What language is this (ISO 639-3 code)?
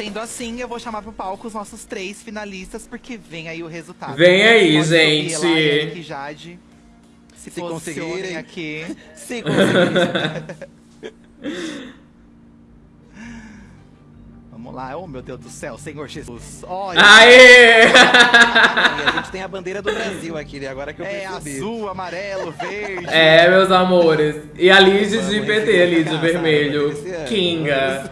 por